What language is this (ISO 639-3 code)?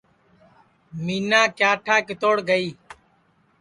ssi